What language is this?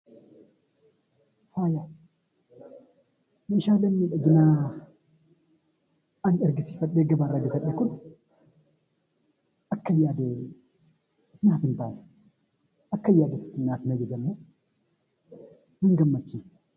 Oromo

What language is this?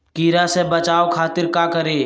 Magahi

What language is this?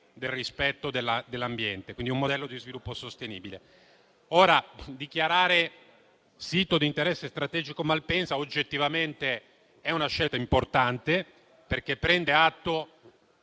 Italian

